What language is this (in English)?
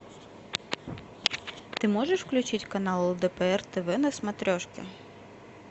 Russian